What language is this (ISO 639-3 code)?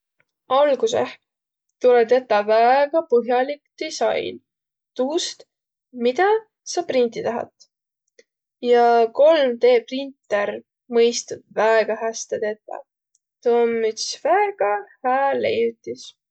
vro